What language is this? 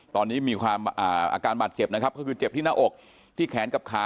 Thai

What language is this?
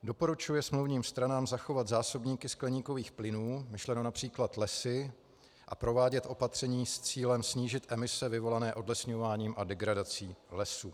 Czech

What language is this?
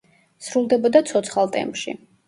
Georgian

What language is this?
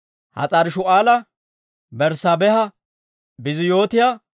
Dawro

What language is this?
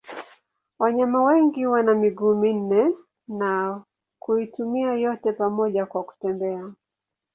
Swahili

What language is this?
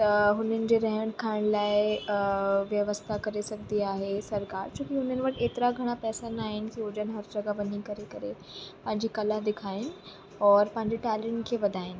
Sindhi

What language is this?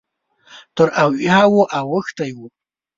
Pashto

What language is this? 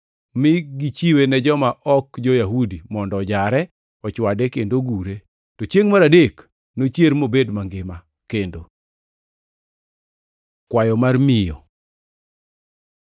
Luo (Kenya and Tanzania)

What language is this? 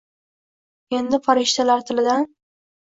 Uzbek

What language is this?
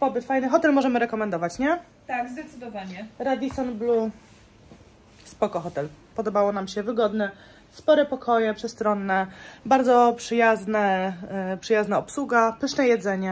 Polish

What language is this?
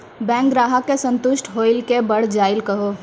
Maithili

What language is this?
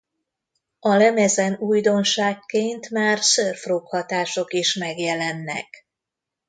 Hungarian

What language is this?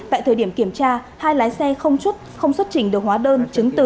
Vietnamese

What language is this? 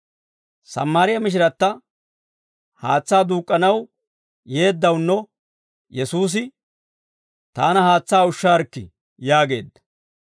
Dawro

